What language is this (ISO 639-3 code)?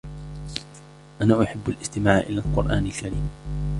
ara